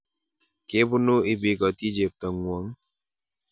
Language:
Kalenjin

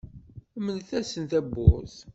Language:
Kabyle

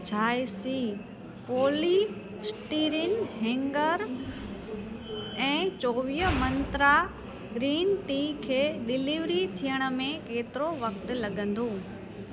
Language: Sindhi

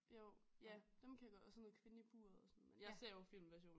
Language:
Danish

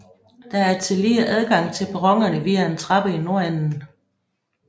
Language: Danish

